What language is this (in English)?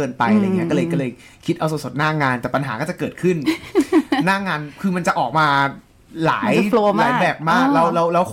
Thai